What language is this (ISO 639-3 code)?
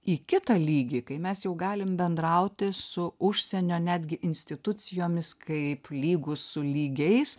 lit